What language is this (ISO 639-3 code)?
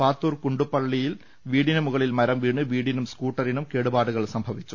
mal